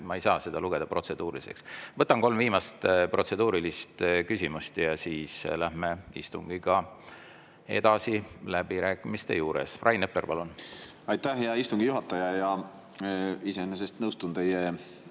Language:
Estonian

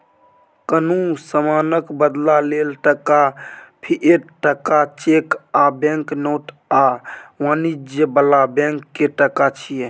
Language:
Maithili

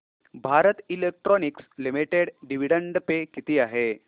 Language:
Marathi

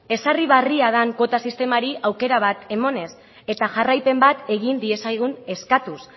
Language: Basque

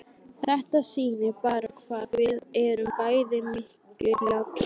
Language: Icelandic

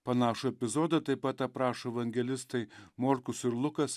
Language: Lithuanian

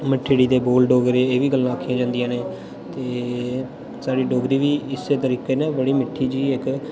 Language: Dogri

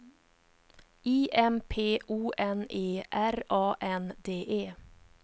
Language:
Swedish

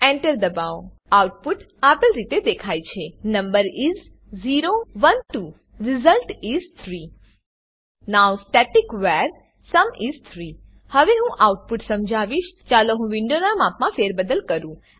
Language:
Gujarati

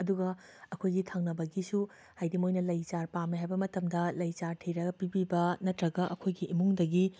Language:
Manipuri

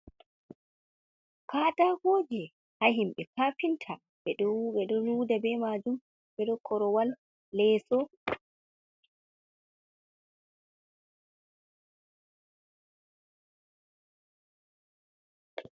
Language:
Fula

